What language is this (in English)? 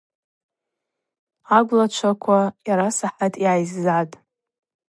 Abaza